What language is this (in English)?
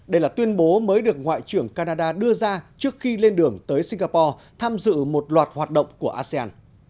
Vietnamese